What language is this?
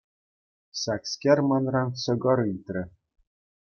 Chuvash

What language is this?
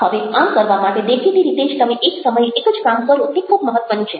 Gujarati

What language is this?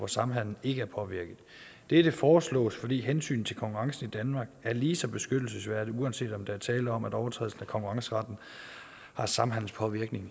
Danish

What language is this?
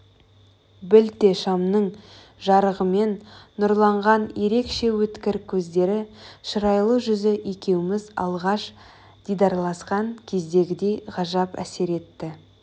Kazakh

